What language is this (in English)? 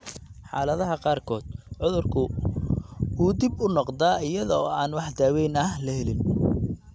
Somali